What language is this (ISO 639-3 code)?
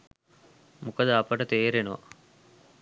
sin